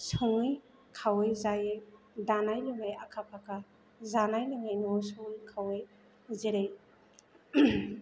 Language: Bodo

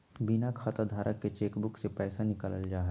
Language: Magahi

